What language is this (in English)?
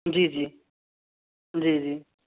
Urdu